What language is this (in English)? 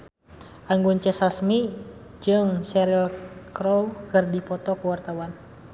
Sundanese